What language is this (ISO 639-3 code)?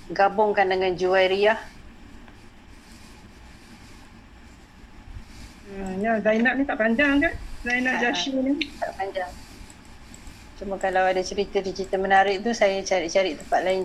msa